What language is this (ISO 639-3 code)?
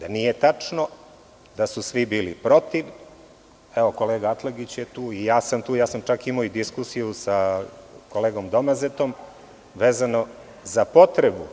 srp